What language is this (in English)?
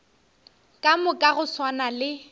Northern Sotho